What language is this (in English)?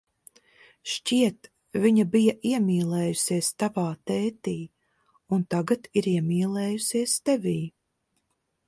Latvian